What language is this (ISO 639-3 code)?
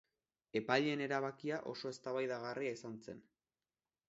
eus